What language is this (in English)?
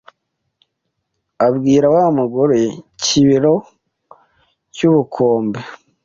Kinyarwanda